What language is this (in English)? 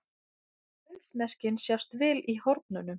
Icelandic